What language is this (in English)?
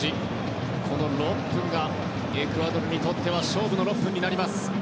Japanese